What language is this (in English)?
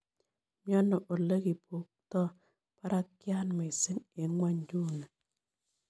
Kalenjin